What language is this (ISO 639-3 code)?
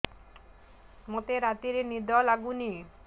ori